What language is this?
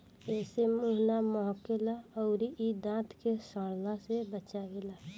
Bhojpuri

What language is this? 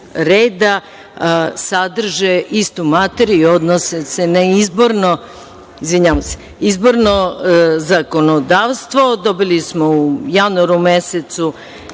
Serbian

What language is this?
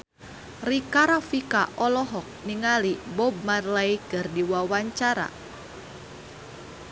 Sundanese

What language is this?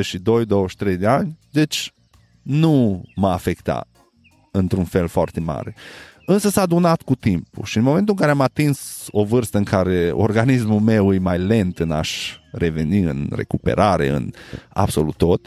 Romanian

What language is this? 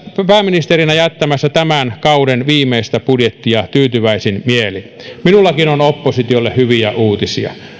Finnish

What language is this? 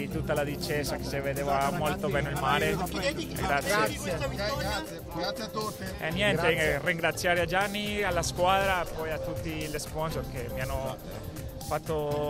Italian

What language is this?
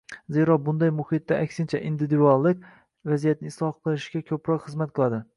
Uzbek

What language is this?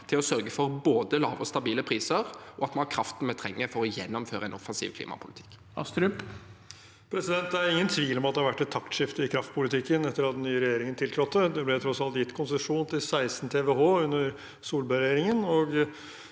Norwegian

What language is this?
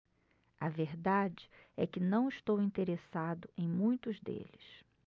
Portuguese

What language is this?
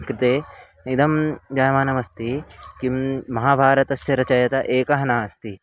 Sanskrit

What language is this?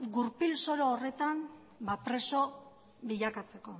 Basque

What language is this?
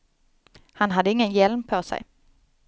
Swedish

